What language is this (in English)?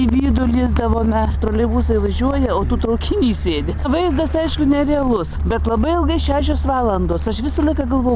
Lithuanian